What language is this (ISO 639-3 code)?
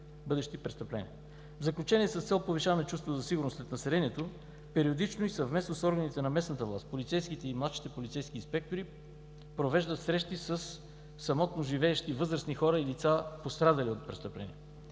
bul